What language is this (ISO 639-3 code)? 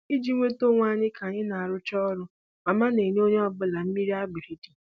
ibo